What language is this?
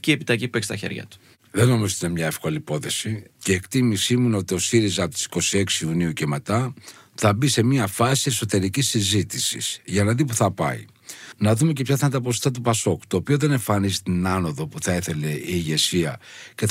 Greek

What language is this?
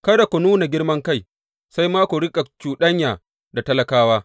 Hausa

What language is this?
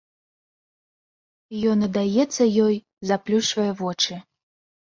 Belarusian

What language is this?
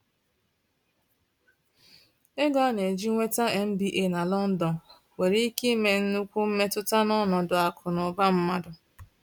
Igbo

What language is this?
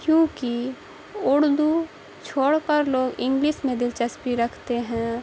Urdu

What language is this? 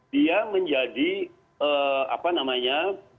Indonesian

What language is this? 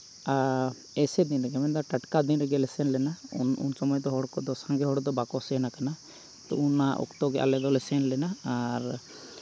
Santali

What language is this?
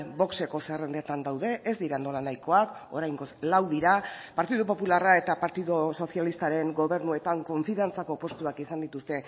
Basque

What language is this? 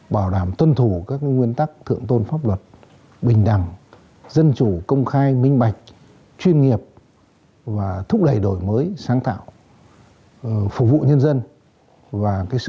Vietnamese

